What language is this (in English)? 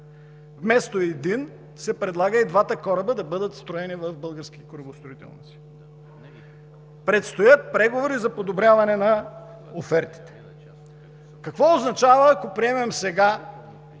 Bulgarian